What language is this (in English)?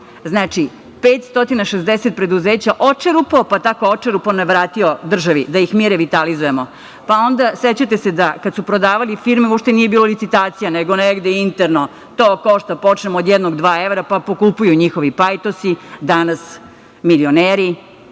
Serbian